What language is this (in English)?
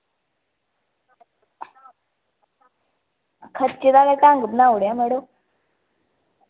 Dogri